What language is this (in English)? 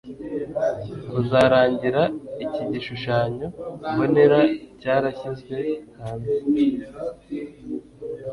Kinyarwanda